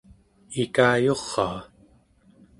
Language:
Central Yupik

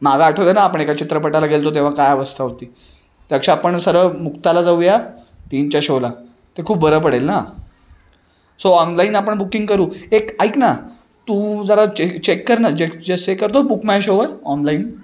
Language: Marathi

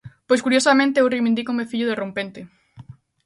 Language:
Galician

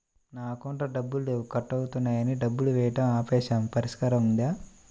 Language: Telugu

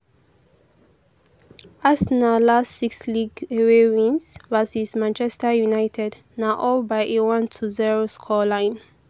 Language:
Nigerian Pidgin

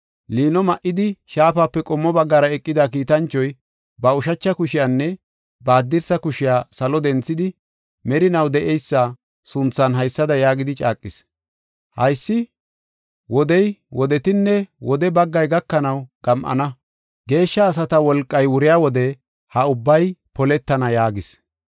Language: Gofa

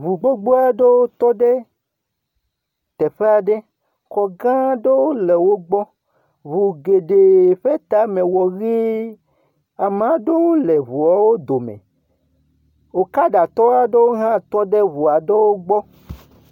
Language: Ewe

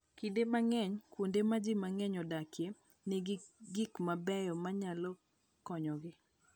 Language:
Luo (Kenya and Tanzania)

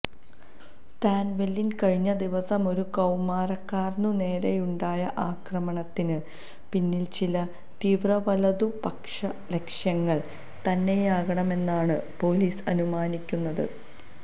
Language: Malayalam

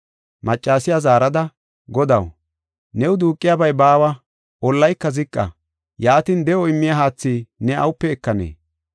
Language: Gofa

